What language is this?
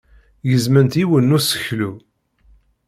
Kabyle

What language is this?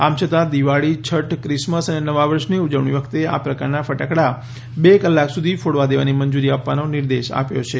Gujarati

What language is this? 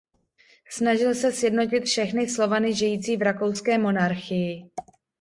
Czech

